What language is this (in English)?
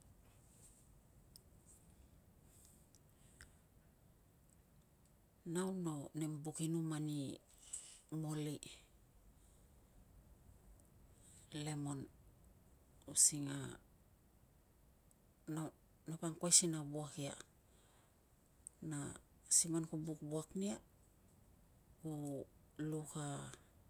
Tungag